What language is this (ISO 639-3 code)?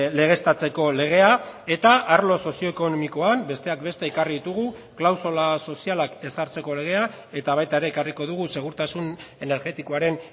eus